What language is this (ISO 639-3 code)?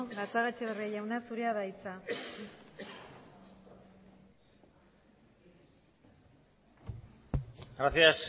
eus